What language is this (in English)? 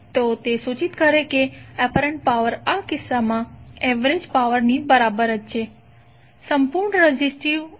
Gujarati